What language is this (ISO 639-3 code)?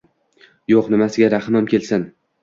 uzb